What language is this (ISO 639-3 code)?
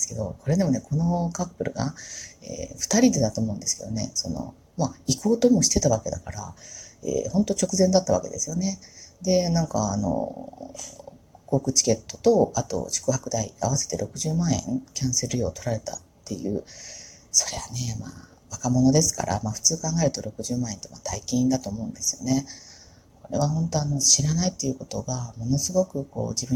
jpn